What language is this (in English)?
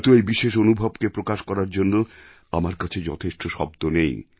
Bangla